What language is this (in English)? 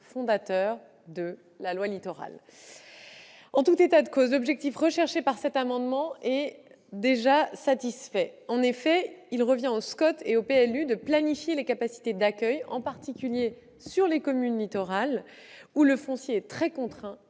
French